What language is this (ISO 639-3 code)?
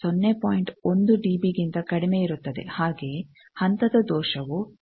kan